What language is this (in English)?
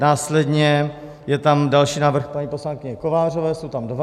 Czech